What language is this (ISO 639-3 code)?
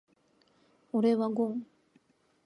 jpn